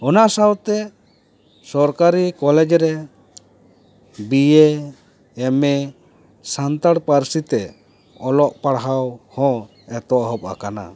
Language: Santali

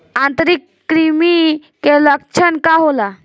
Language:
Bhojpuri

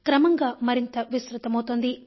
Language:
Telugu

